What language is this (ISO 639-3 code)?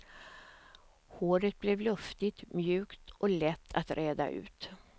swe